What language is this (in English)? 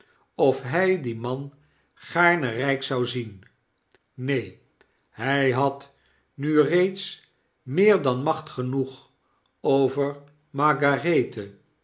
Dutch